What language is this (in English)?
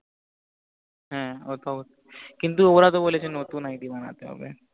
Bangla